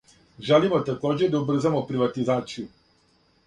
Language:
Serbian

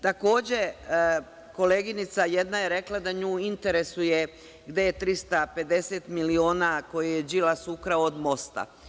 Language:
Serbian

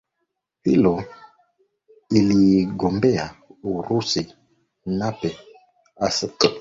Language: Swahili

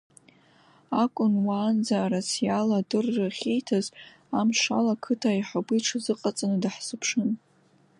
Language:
Abkhazian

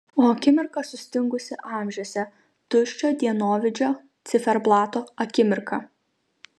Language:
Lithuanian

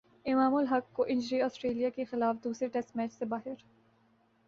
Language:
Urdu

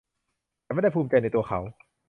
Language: Thai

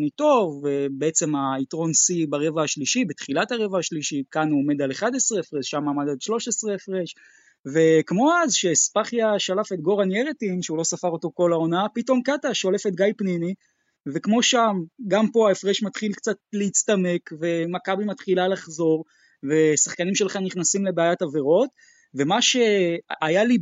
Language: Hebrew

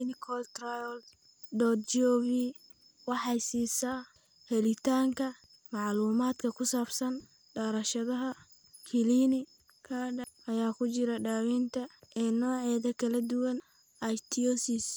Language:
Somali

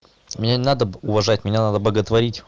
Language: Russian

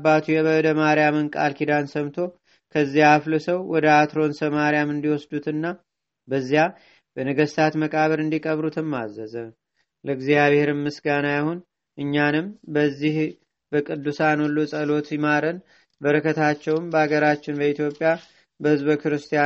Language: Amharic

